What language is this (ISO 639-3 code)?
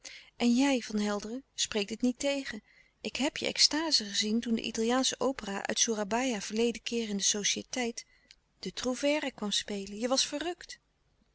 nld